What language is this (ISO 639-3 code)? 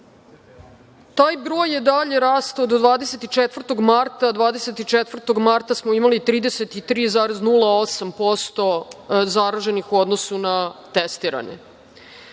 srp